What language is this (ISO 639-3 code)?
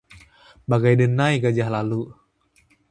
ind